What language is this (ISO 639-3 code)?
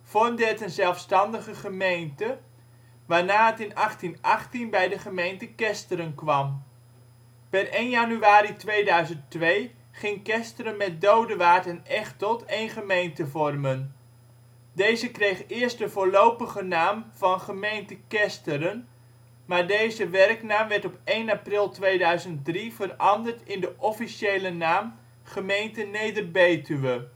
nld